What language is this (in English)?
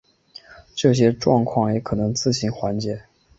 Chinese